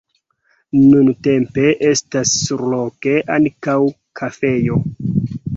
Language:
Esperanto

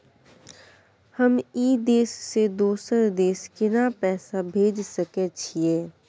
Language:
Maithili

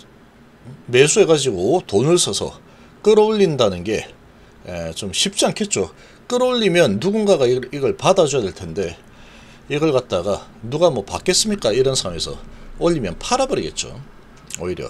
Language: Korean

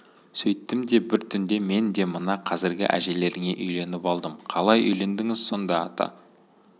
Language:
Kazakh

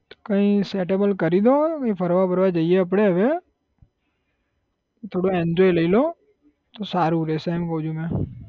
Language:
Gujarati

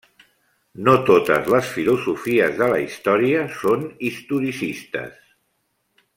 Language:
Catalan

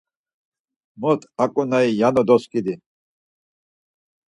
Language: Laz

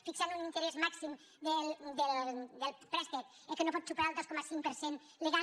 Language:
Catalan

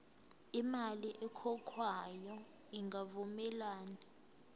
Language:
Zulu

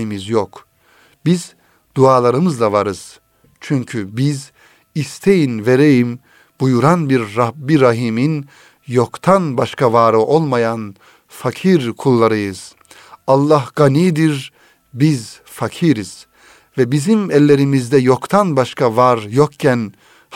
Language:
Turkish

